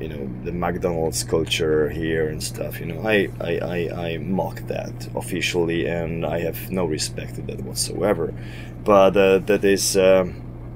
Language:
English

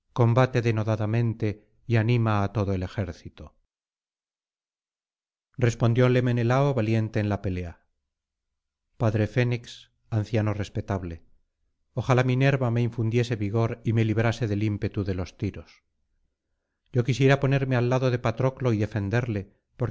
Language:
Spanish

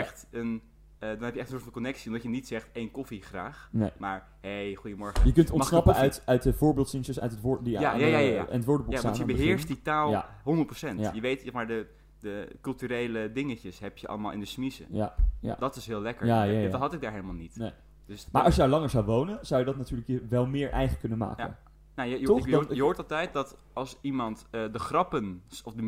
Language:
Dutch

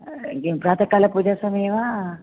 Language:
Sanskrit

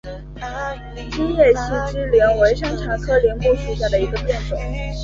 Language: Chinese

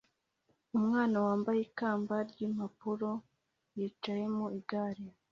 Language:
Kinyarwanda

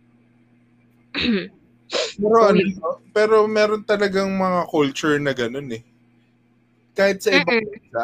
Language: Filipino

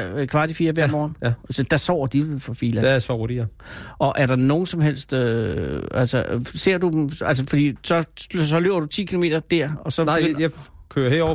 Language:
Danish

